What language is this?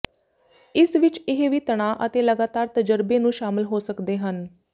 Punjabi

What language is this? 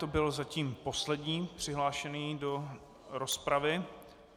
Czech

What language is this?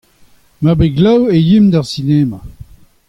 Breton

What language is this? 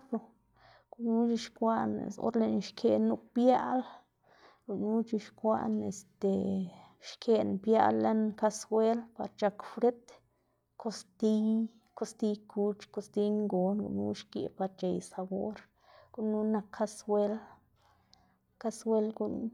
Xanaguía Zapotec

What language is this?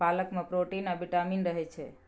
Maithili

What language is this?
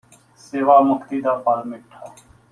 Punjabi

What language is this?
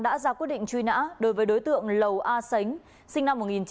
Vietnamese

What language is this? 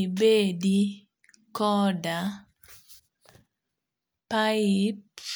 Luo (Kenya and Tanzania)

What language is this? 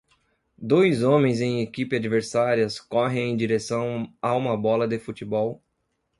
Portuguese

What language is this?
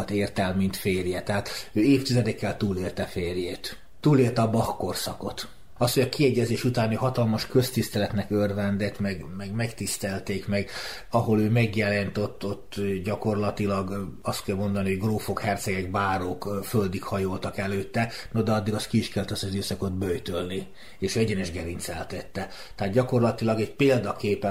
Hungarian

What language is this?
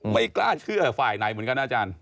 Thai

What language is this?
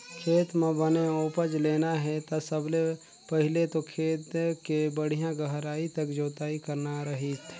Chhattisgarhi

